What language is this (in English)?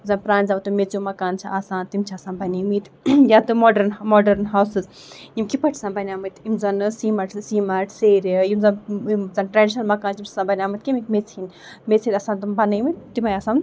Kashmiri